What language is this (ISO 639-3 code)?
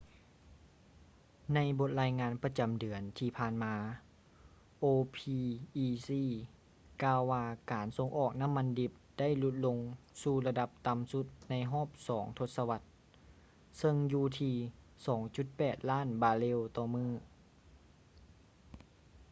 lao